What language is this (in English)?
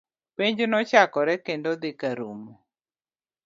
Luo (Kenya and Tanzania)